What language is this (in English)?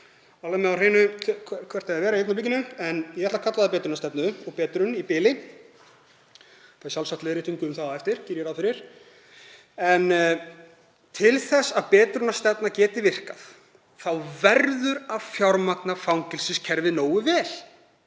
Icelandic